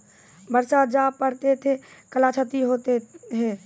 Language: Maithili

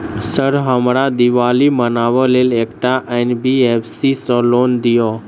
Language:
Maithili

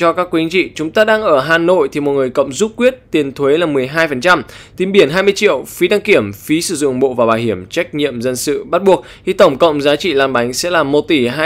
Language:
Vietnamese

